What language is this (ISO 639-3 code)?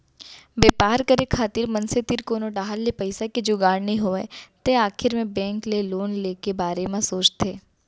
hne